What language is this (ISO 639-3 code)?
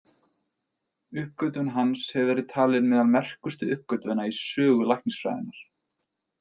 isl